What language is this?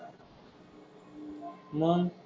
Marathi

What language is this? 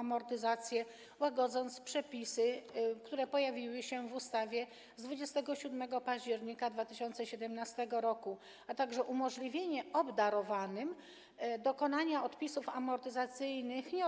Polish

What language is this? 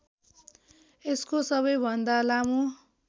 Nepali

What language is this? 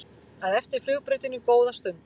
Icelandic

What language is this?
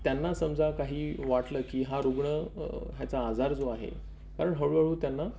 Marathi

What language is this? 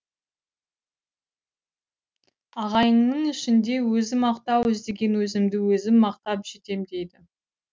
Kazakh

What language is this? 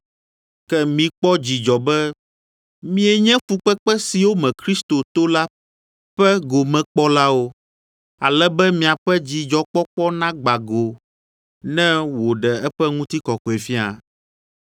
Ewe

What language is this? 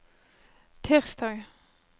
Norwegian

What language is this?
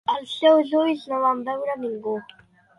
Catalan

